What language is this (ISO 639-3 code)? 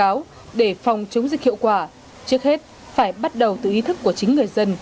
vie